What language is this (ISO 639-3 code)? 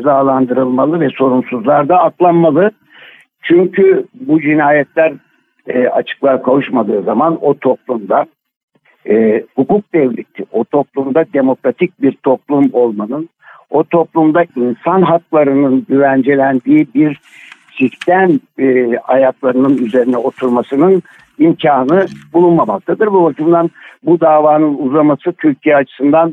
tur